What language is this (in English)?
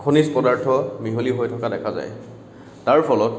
Assamese